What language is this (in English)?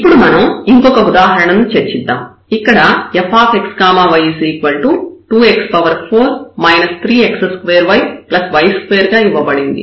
Telugu